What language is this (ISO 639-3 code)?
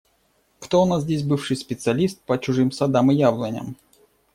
rus